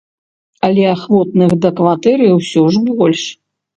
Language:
Belarusian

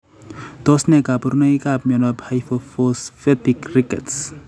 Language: Kalenjin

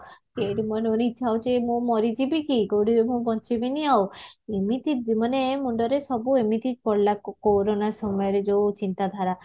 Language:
Odia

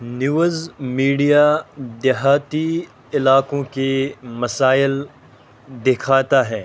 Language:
Urdu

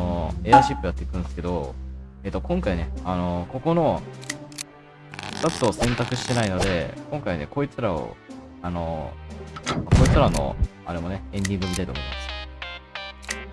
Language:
Japanese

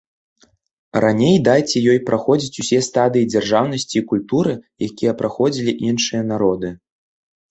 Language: Belarusian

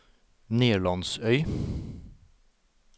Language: Norwegian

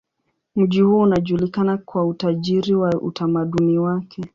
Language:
Swahili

